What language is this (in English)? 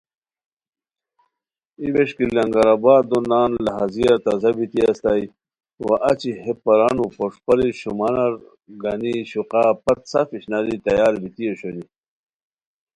Khowar